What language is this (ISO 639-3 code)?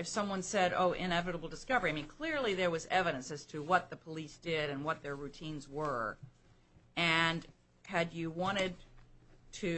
eng